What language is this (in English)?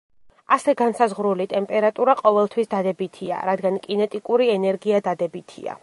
Georgian